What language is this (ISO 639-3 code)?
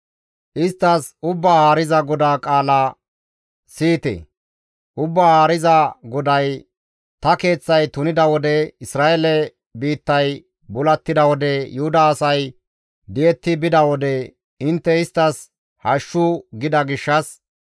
gmv